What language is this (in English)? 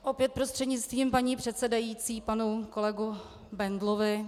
Czech